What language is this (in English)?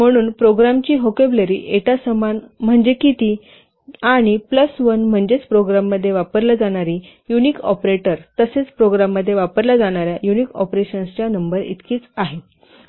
Marathi